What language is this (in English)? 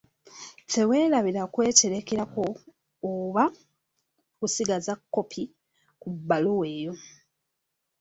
Ganda